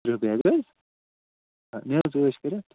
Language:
Kashmiri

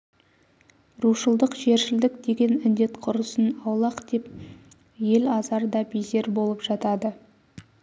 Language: Kazakh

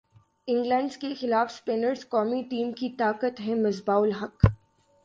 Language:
Urdu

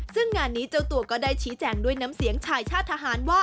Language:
Thai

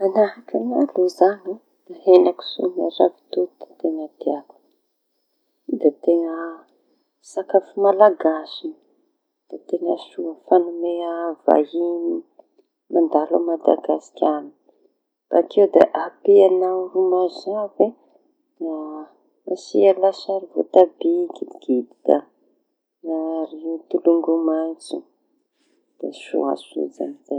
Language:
Tanosy Malagasy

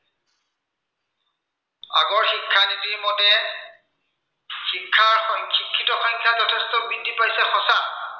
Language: Assamese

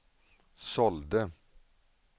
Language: Swedish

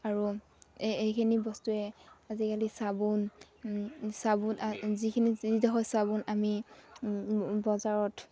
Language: Assamese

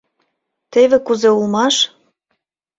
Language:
Mari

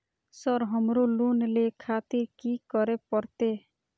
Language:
Maithili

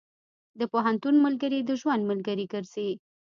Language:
Pashto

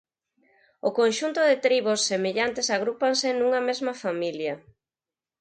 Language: Galician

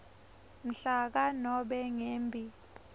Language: Swati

